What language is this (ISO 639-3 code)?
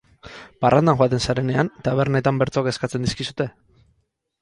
eus